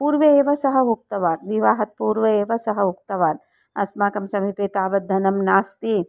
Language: Sanskrit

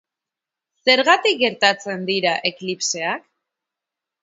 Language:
Basque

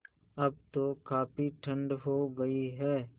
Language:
Hindi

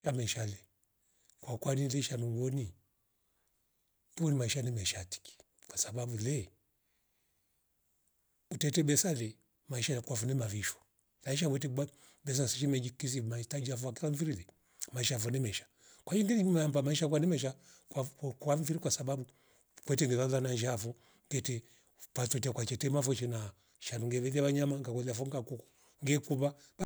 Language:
Rombo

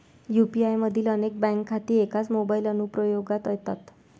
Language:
Marathi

